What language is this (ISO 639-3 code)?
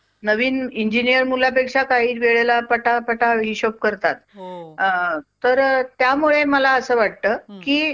mar